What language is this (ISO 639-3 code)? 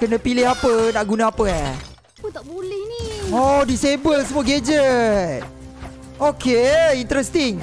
msa